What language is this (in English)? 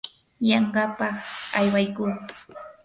Yanahuanca Pasco Quechua